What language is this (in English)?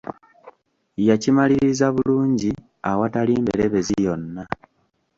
Ganda